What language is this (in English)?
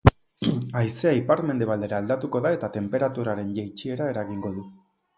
Basque